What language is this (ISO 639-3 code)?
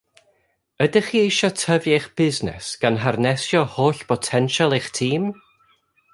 cym